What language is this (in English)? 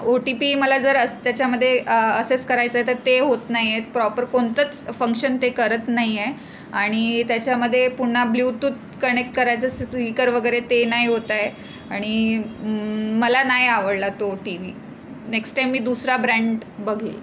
Marathi